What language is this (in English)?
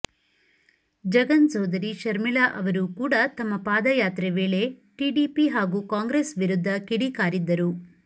Kannada